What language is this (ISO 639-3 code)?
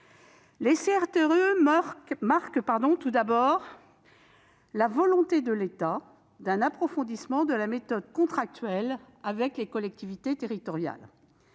fra